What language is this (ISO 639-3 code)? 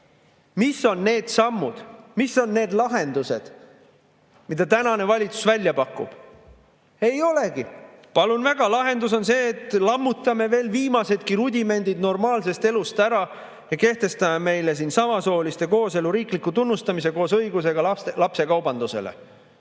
est